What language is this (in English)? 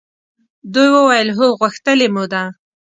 Pashto